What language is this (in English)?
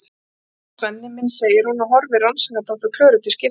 Icelandic